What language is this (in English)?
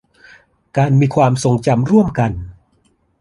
Thai